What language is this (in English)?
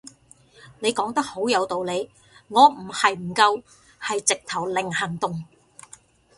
Cantonese